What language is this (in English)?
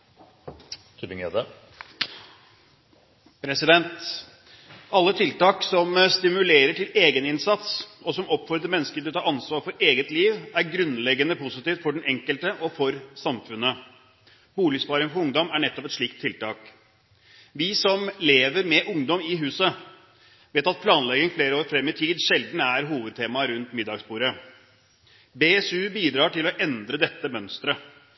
Norwegian